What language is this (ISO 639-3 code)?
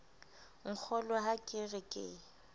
sot